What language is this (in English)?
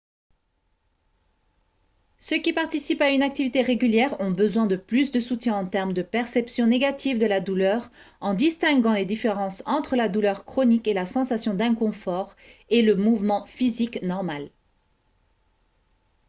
French